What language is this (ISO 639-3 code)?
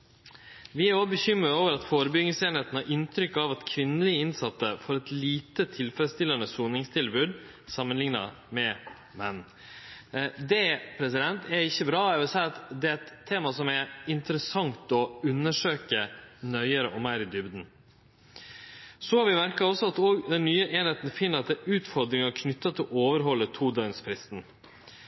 nno